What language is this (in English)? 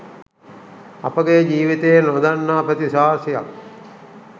Sinhala